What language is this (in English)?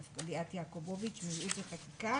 Hebrew